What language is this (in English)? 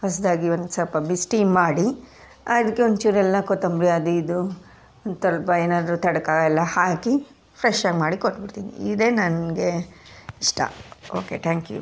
Kannada